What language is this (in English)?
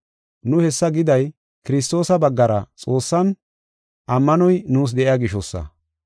Gofa